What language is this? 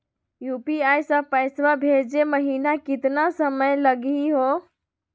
Magahi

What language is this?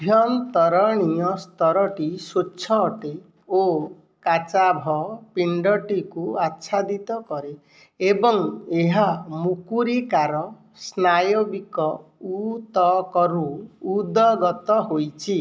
Odia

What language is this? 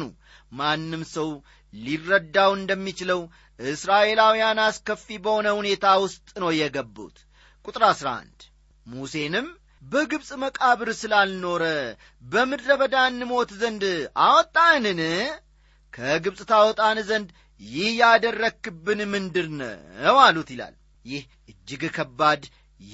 Amharic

